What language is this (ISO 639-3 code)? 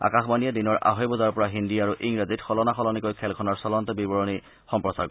asm